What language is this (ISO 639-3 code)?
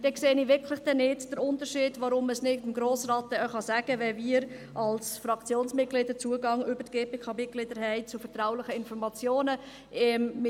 gsw